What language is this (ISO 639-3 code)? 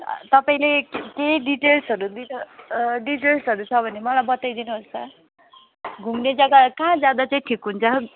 nep